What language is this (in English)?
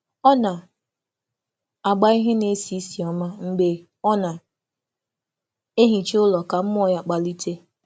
Igbo